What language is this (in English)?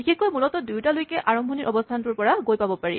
Assamese